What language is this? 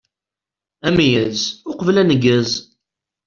Kabyle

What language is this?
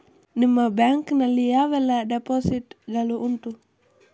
Kannada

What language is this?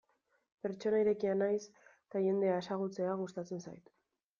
Basque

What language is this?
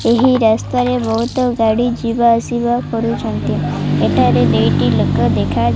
Odia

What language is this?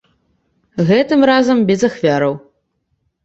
Belarusian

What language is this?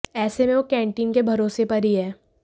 Hindi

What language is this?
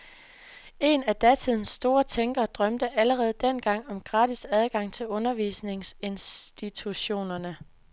Danish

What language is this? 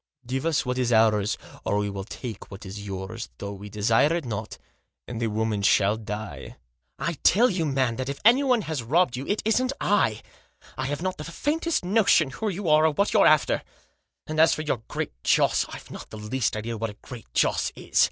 English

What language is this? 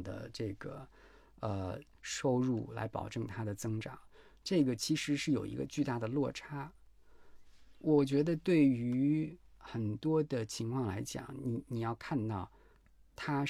Chinese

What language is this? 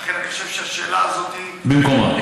Hebrew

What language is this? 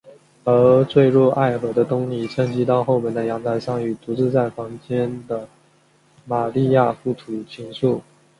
Chinese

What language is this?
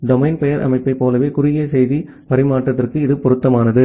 Tamil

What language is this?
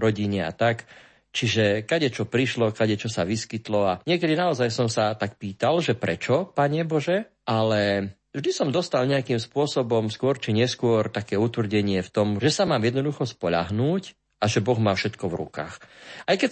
Slovak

